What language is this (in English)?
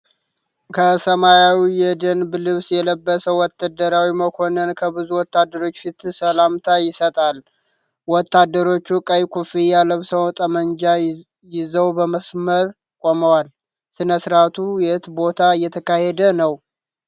Amharic